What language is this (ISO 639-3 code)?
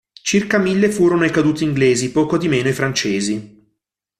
ita